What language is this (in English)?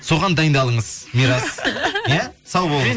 Kazakh